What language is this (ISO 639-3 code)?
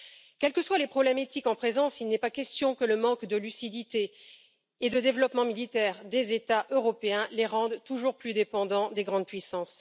fra